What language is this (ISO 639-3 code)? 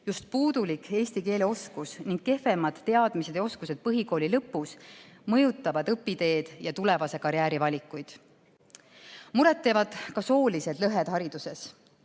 est